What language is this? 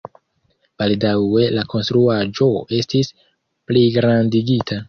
Esperanto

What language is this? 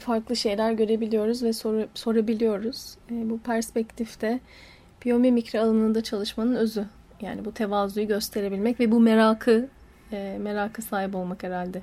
Turkish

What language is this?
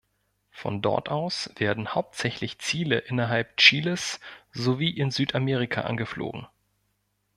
German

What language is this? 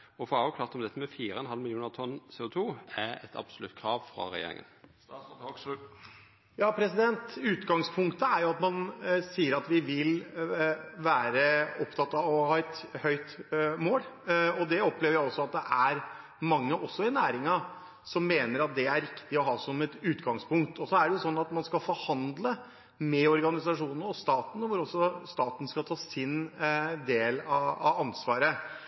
Norwegian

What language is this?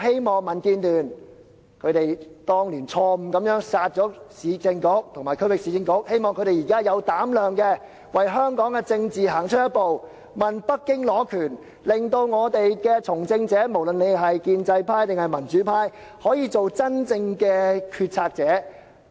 Cantonese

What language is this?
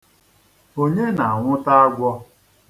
Igbo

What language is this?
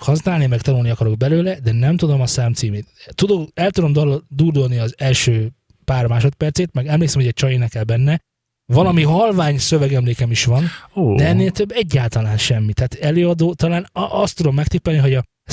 Hungarian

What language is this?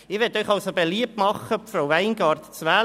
Swiss German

